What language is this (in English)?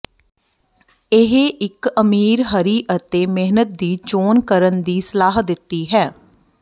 Punjabi